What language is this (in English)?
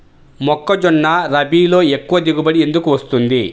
Telugu